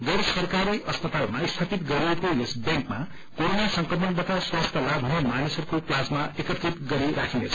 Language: Nepali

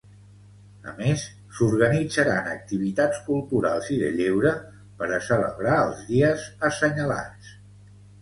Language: Catalan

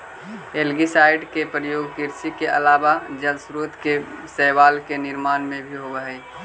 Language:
Magahi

